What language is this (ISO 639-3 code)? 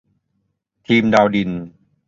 tha